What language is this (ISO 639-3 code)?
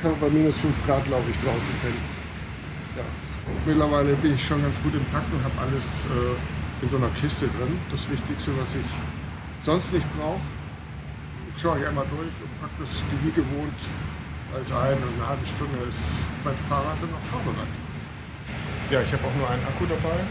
deu